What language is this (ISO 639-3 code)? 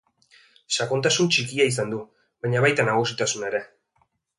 eus